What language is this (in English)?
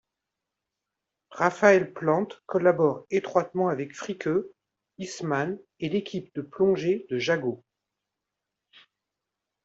French